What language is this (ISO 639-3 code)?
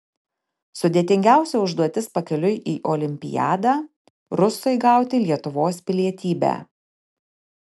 lit